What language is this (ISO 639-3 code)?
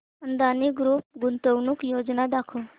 mar